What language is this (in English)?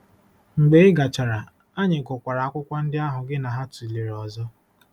Igbo